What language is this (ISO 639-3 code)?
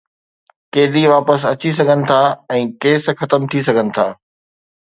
snd